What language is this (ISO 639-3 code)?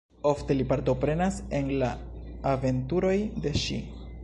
epo